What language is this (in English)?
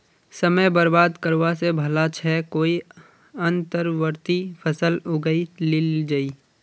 Magahi